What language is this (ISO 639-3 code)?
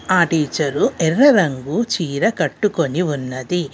tel